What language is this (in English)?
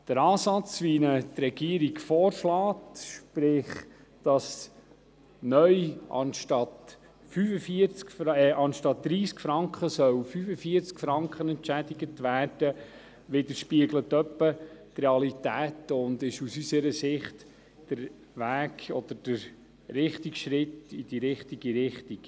Swiss German